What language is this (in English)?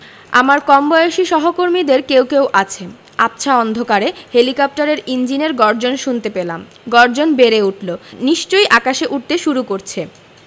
Bangla